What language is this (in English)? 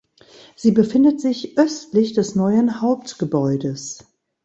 German